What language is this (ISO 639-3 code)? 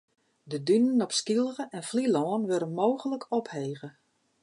fry